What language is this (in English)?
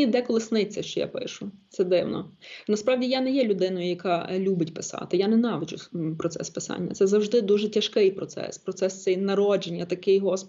Ukrainian